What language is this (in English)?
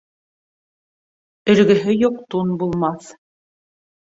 Bashkir